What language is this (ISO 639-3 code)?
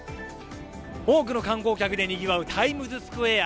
jpn